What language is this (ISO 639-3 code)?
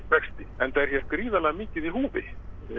isl